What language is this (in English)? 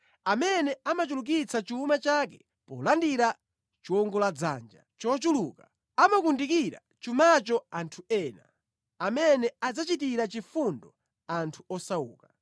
Nyanja